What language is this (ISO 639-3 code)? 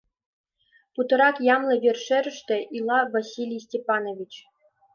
chm